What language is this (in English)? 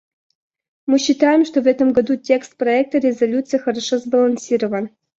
Russian